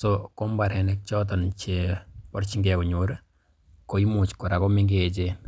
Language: Kalenjin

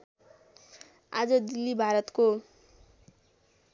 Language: Nepali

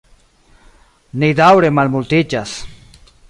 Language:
Esperanto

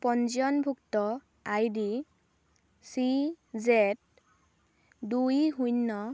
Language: Assamese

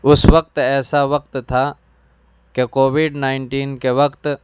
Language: Urdu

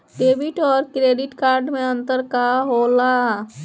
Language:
Bhojpuri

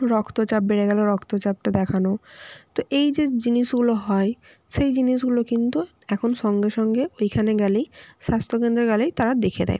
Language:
Bangla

